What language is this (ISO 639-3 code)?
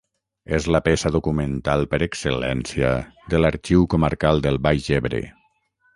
cat